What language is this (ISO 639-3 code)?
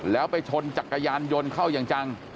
tha